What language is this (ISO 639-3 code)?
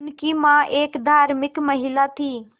hin